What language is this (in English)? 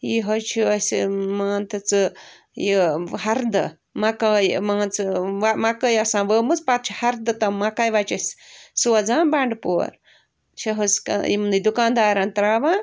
Kashmiri